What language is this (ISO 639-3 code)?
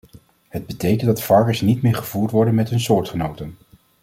nld